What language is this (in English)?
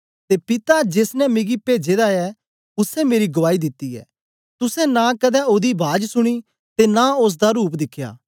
Dogri